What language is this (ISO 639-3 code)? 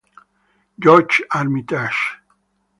ita